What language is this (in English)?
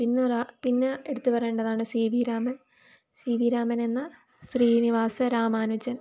Malayalam